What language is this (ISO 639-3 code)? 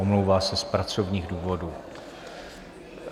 ces